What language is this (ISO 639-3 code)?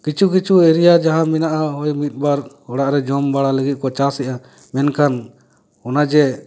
sat